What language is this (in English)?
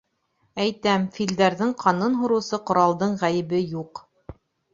Bashkir